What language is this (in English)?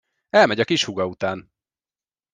Hungarian